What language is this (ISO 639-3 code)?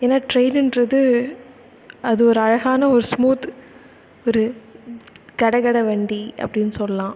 tam